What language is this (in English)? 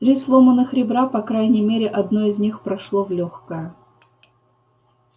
Russian